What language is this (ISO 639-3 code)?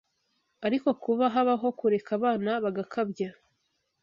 kin